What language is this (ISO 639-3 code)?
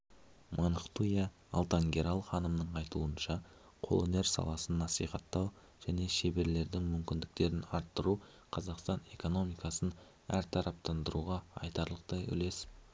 kaz